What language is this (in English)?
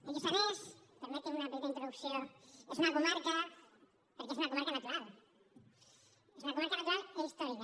Catalan